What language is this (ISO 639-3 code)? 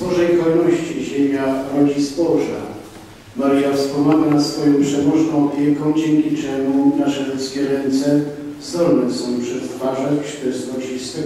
pol